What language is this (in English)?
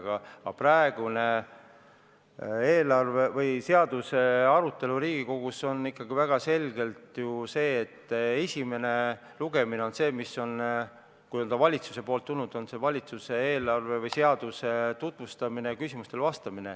Estonian